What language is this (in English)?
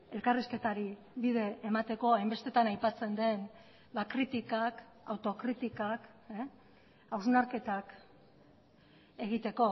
Basque